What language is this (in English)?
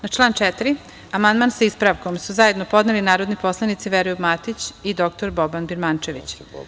Serbian